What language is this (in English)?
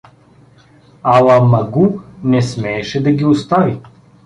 Bulgarian